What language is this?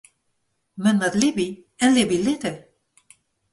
Western Frisian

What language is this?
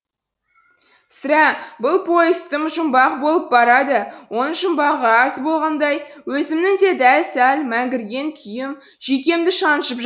Kazakh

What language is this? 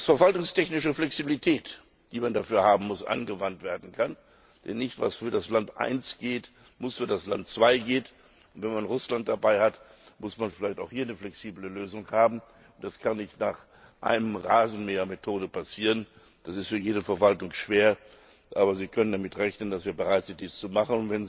German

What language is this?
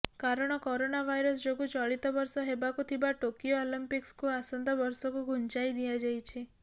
Odia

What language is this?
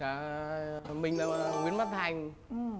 Vietnamese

